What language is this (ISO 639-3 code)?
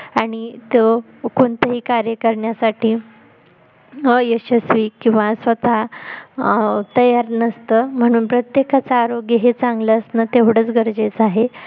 mar